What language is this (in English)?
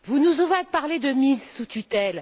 French